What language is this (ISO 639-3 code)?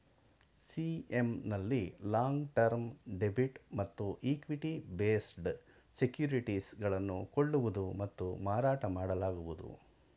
kan